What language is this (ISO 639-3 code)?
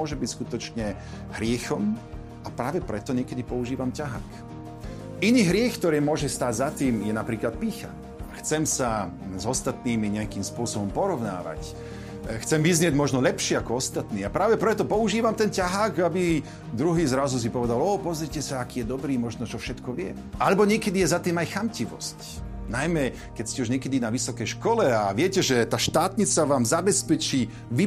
slk